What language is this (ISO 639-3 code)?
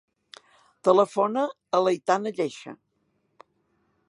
cat